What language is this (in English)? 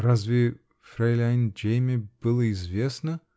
Russian